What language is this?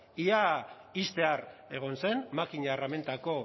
Basque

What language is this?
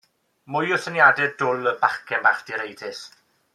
Welsh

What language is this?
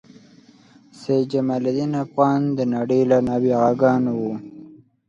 Pashto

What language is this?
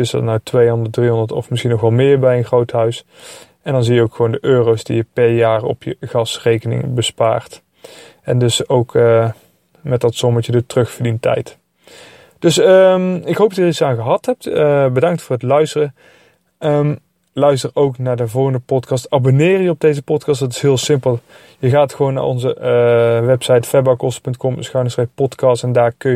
Dutch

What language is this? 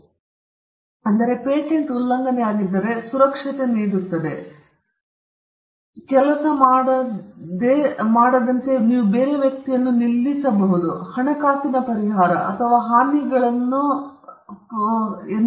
Kannada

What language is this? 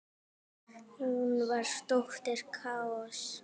Icelandic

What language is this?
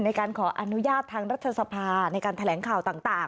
Thai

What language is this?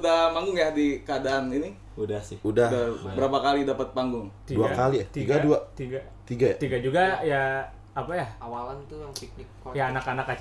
Indonesian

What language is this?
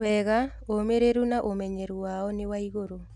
Kikuyu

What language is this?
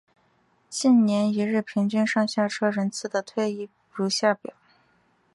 Chinese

